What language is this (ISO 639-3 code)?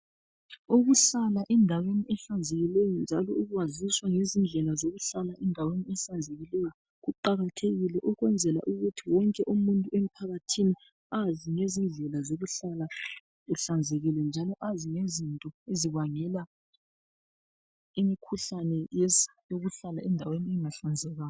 nde